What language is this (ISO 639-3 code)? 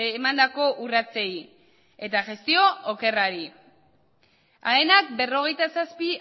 eus